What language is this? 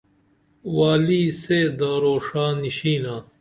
Dameli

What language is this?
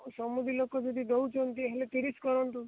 Odia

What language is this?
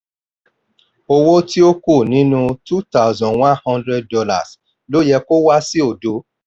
Yoruba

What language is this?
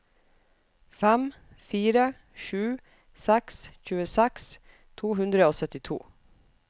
Norwegian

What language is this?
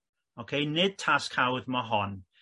Welsh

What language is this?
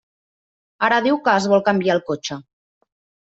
Catalan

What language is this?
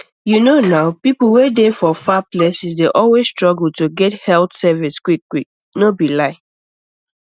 Nigerian Pidgin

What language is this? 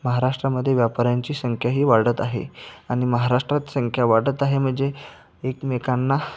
Marathi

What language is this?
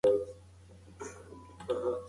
Pashto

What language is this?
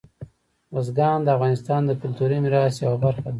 Pashto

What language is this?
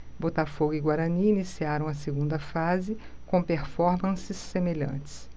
Portuguese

